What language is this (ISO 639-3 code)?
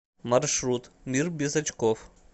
rus